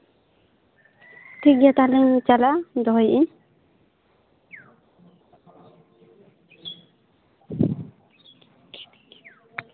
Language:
Santali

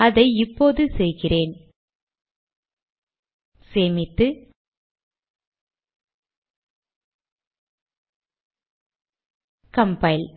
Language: Tamil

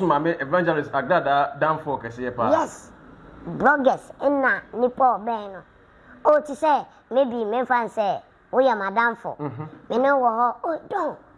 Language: English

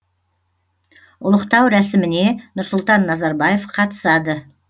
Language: Kazakh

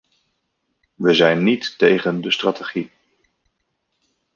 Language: Dutch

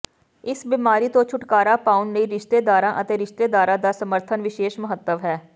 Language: Punjabi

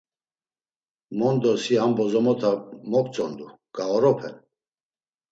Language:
Laz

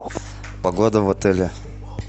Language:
Russian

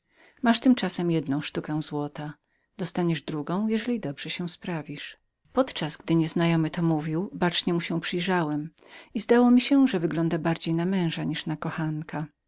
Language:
Polish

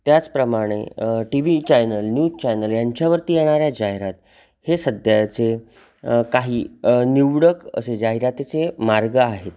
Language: Marathi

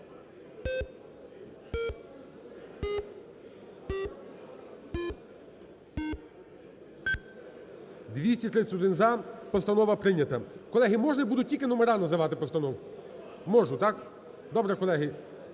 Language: Ukrainian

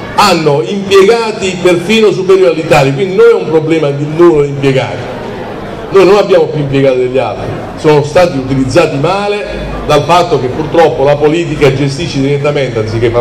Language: Italian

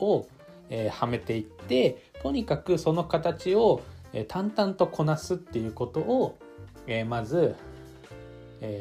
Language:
Japanese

